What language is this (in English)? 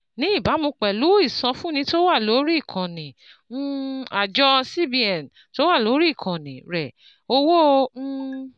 Yoruba